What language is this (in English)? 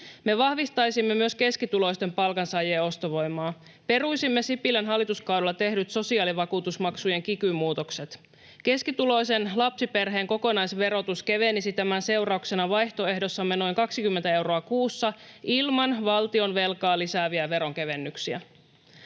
Finnish